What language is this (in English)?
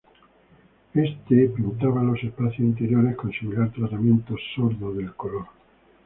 Spanish